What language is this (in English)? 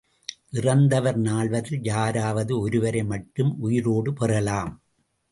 Tamil